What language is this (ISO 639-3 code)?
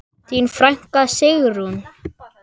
isl